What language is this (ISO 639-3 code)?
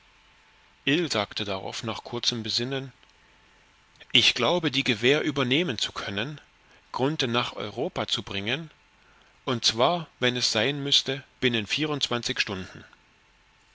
deu